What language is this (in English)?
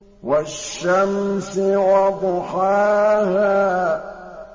Arabic